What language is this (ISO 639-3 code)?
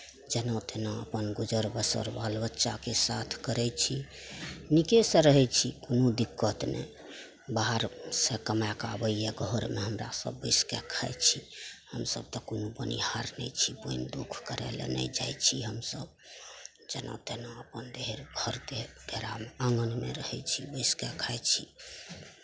mai